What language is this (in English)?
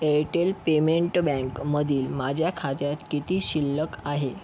Marathi